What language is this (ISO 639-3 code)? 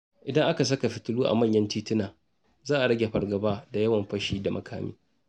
hau